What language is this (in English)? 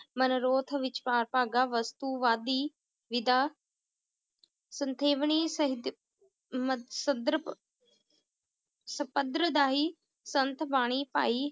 Punjabi